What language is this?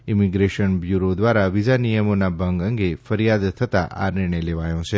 Gujarati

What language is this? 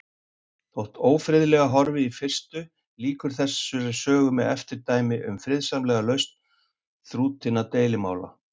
Icelandic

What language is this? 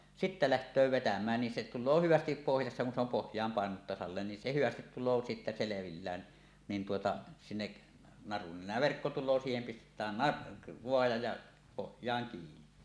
Finnish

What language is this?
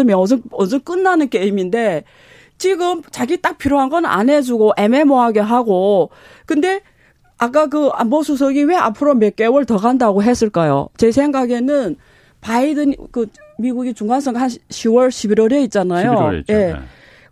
Korean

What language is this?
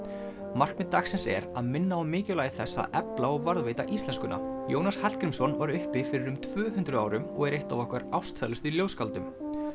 Icelandic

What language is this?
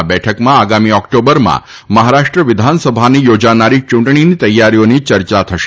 Gujarati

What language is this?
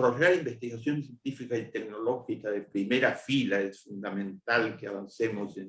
Spanish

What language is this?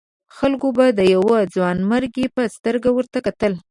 Pashto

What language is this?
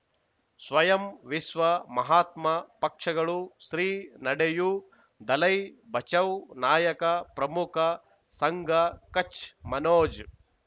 Kannada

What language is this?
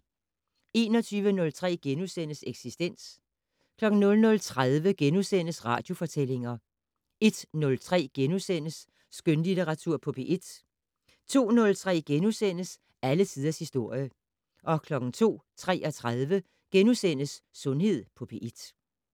Danish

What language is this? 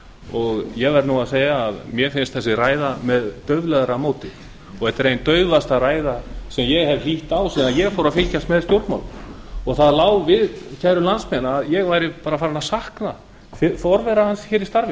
Icelandic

